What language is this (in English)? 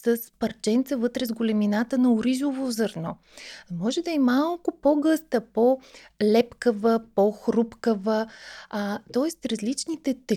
Bulgarian